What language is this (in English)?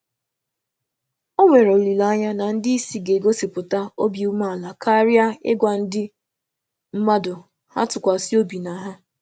Igbo